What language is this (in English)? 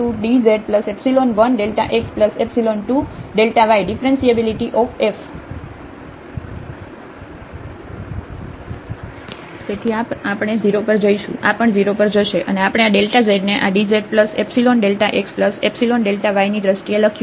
Gujarati